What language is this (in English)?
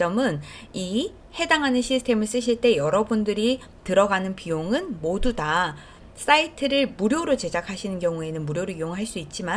Korean